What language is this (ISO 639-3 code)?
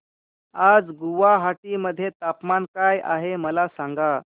mar